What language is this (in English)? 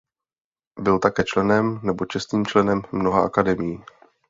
Czech